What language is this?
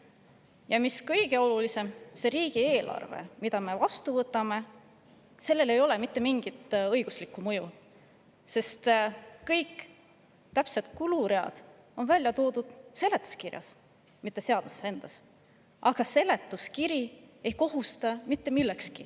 Estonian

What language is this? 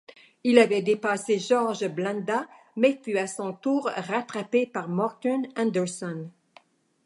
French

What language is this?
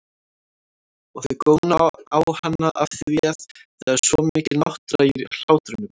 Icelandic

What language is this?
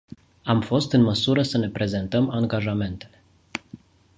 Romanian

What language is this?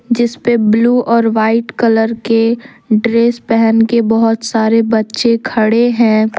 Hindi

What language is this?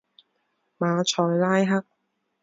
Chinese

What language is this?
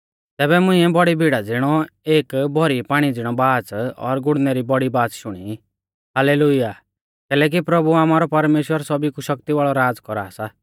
Mahasu Pahari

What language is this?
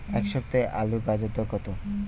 Bangla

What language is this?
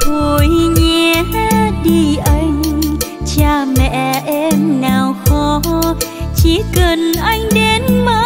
Vietnamese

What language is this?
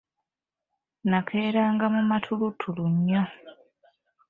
Ganda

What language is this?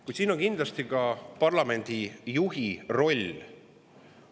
Estonian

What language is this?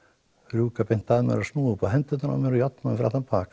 Icelandic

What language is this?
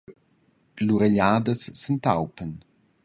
Romansh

